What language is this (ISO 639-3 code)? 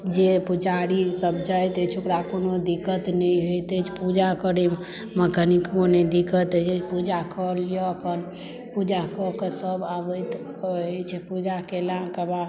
mai